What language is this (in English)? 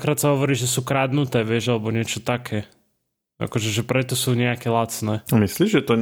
Slovak